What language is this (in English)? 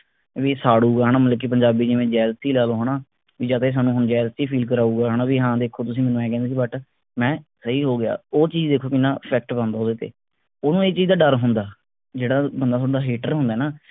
Punjabi